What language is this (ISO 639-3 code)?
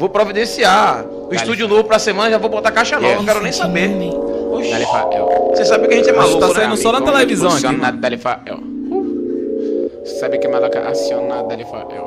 por